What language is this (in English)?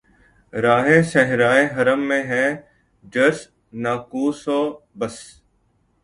Urdu